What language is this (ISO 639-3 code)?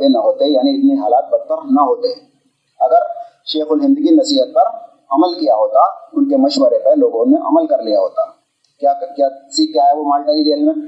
urd